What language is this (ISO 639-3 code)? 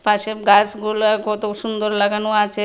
ben